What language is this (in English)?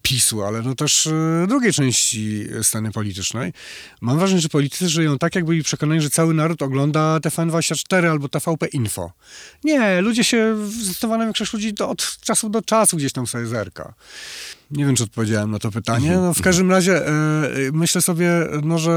Polish